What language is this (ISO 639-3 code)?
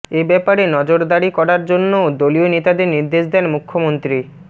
ben